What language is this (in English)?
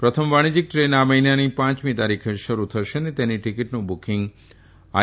Gujarati